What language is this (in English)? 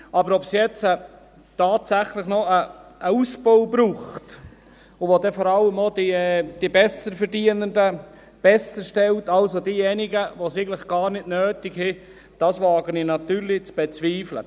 Swiss German